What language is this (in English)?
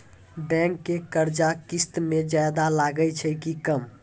Maithili